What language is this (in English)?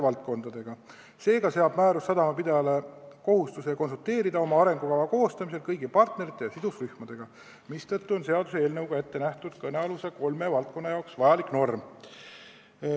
Estonian